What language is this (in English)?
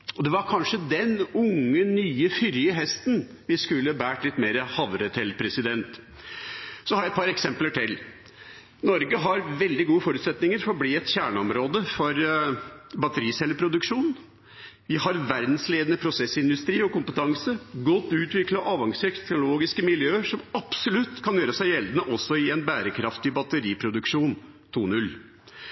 Norwegian Bokmål